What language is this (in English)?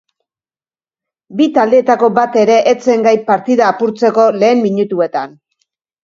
Basque